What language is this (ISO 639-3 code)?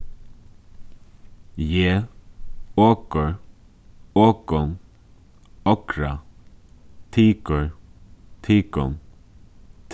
fao